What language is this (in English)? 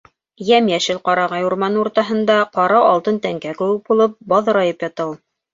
Bashkir